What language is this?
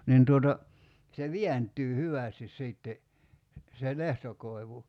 Finnish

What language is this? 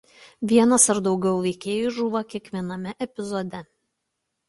Lithuanian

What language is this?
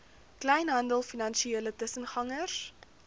Afrikaans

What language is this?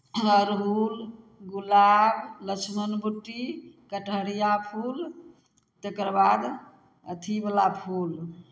Maithili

